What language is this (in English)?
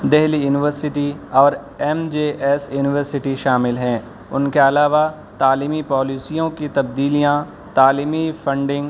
Urdu